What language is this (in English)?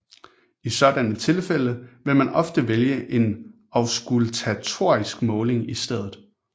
Danish